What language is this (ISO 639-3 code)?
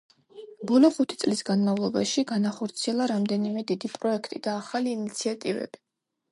kat